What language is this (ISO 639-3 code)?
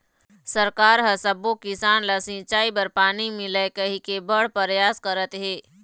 hne